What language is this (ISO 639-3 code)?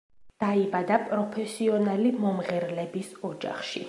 kat